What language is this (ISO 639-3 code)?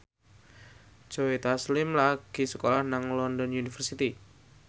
jav